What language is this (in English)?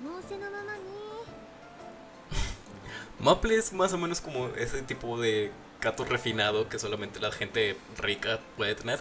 Spanish